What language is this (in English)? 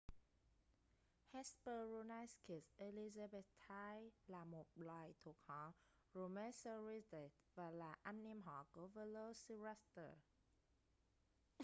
Vietnamese